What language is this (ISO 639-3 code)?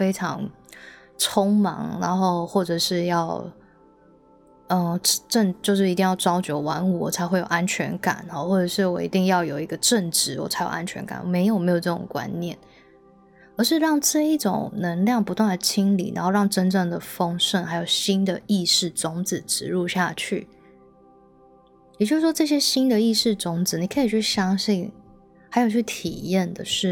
zho